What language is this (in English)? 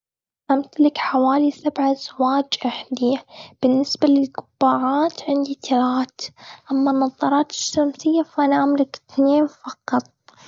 Gulf Arabic